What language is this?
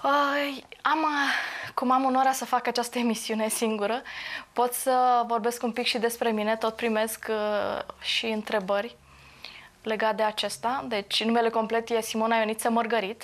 Romanian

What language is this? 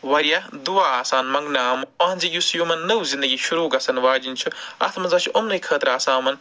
Kashmiri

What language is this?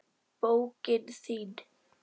Icelandic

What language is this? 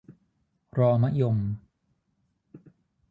Thai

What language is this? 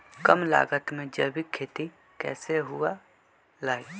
Magahi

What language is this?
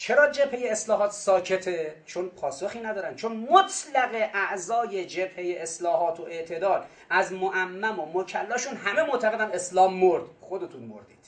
Persian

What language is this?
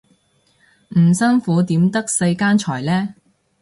Cantonese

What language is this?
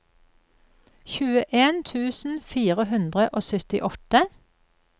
Norwegian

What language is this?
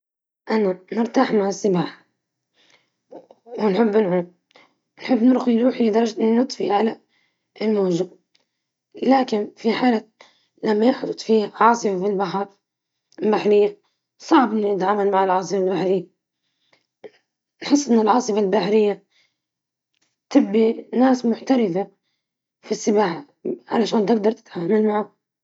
Libyan Arabic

